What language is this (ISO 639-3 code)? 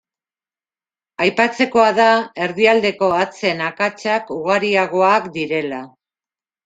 eus